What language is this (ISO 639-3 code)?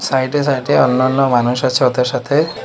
ben